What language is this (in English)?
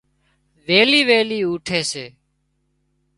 Wadiyara Koli